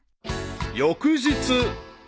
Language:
Japanese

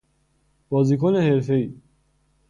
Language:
Persian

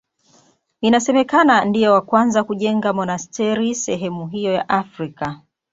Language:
Swahili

